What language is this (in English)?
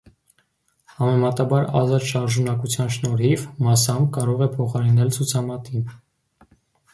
Armenian